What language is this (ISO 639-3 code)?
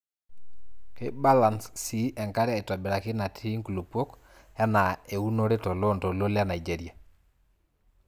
mas